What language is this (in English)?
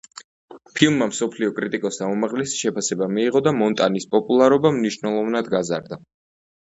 Georgian